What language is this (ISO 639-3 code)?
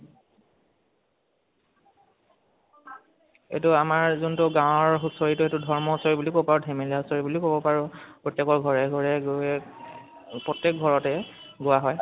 asm